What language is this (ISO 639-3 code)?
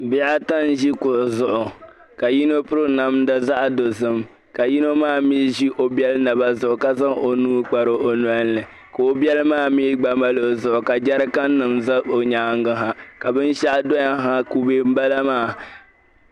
dag